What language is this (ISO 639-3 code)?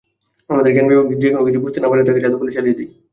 ben